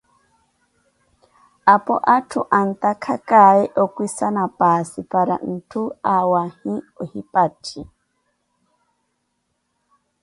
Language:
Koti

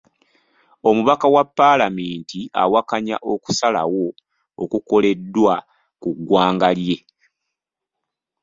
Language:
Ganda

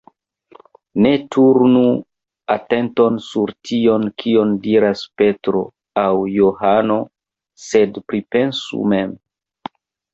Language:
Esperanto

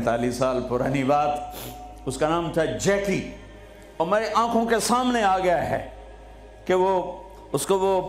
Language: Urdu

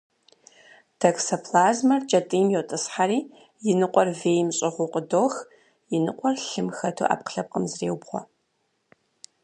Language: Kabardian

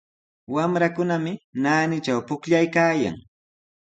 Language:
Sihuas Ancash Quechua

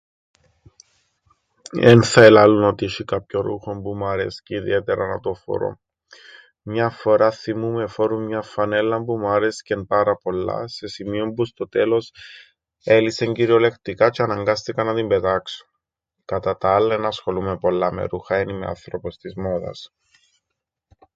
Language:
Greek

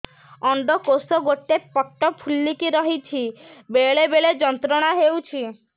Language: Odia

